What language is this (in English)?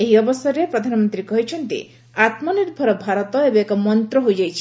Odia